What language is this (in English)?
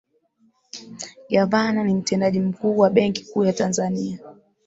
Swahili